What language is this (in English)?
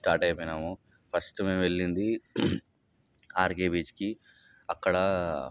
Telugu